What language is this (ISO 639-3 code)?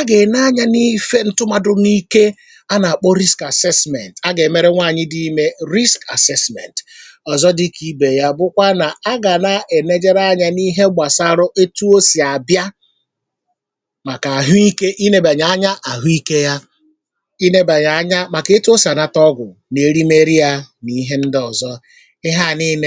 ibo